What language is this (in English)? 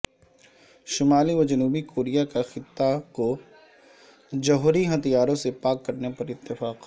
Urdu